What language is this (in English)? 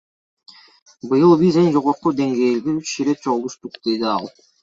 Kyrgyz